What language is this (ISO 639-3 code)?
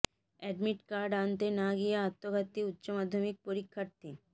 ben